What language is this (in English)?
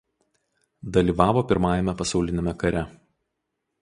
Lithuanian